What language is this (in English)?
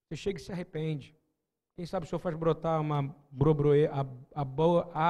Portuguese